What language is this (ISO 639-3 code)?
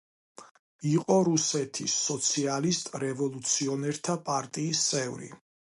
kat